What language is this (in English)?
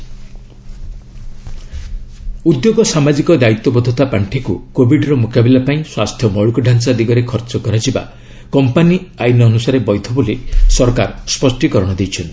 Odia